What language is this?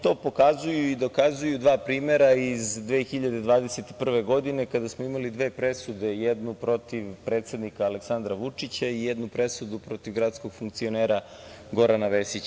Serbian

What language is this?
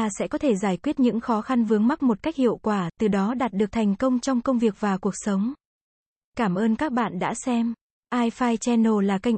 Vietnamese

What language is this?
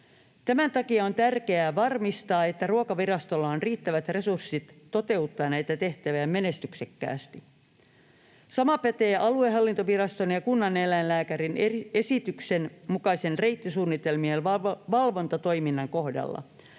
Finnish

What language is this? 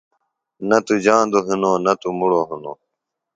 Phalura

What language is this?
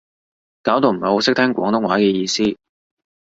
Cantonese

